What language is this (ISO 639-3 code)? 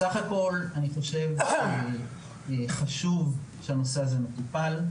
heb